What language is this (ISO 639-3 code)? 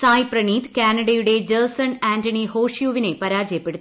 mal